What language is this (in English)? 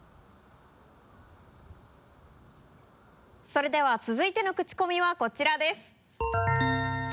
Japanese